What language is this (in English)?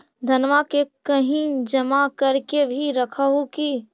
Magahi